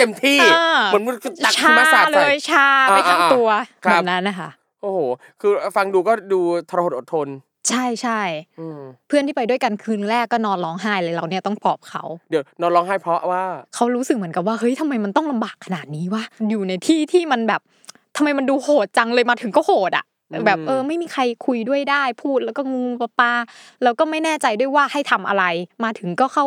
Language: Thai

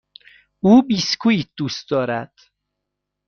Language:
Persian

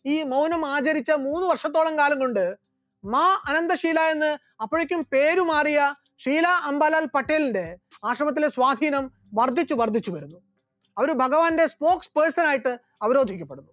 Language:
Malayalam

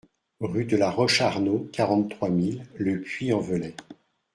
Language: French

